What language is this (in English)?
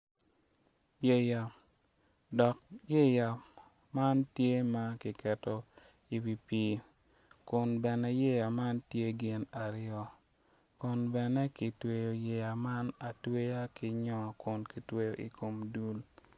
Acoli